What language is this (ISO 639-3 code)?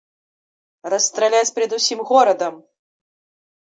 bel